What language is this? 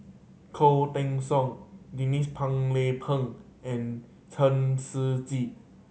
English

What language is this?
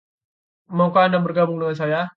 Indonesian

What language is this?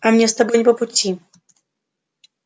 Russian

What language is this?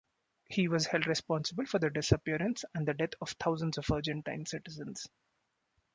English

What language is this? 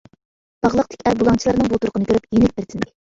Uyghur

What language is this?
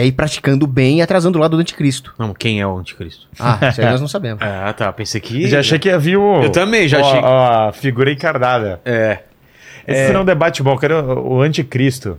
Portuguese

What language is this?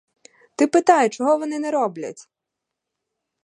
Ukrainian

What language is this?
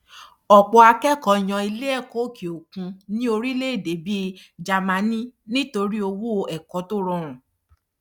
Yoruba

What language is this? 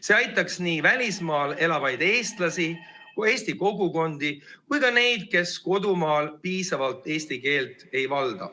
Estonian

